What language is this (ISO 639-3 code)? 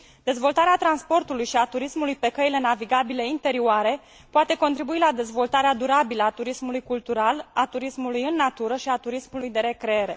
ron